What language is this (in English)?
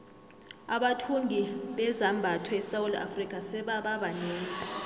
South Ndebele